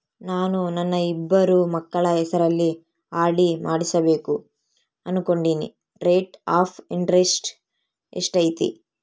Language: Kannada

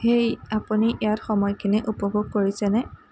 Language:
Assamese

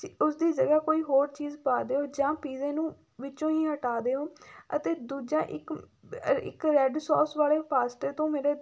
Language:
Punjabi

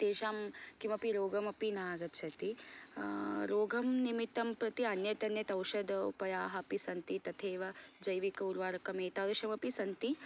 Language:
Sanskrit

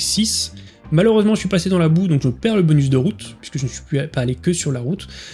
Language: French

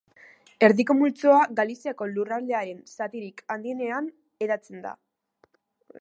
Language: Basque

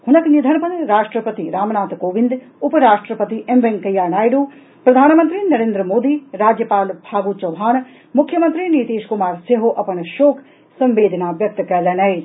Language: Maithili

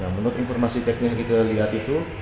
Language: Indonesian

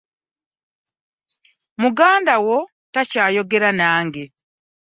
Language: Ganda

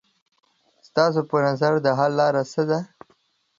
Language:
Pashto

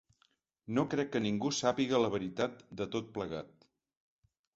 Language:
Catalan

